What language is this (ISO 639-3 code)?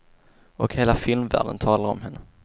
swe